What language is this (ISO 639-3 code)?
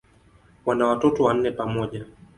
swa